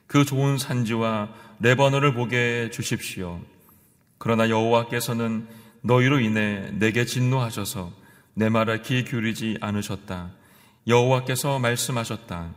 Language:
Korean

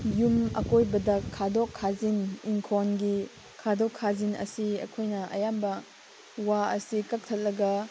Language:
Manipuri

